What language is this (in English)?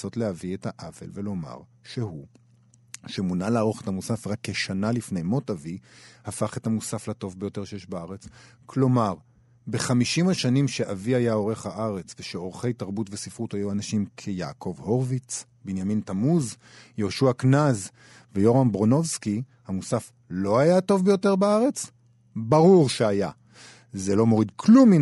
Hebrew